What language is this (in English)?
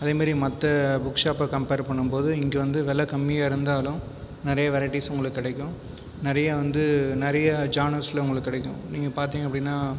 Tamil